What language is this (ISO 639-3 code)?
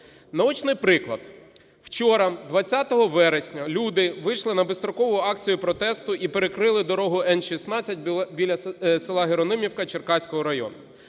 ukr